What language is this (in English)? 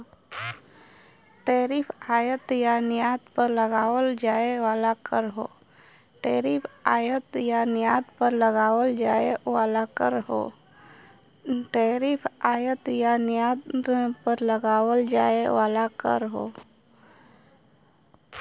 Bhojpuri